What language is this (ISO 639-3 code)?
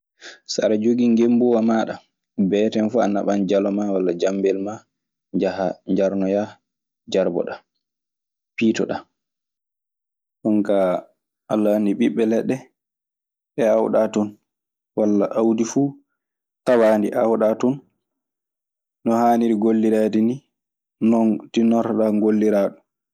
ffm